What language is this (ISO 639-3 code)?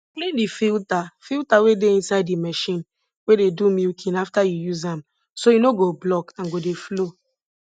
pcm